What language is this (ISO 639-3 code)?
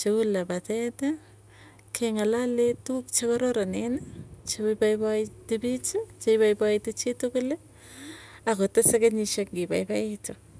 tuy